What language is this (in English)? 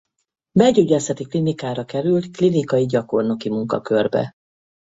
Hungarian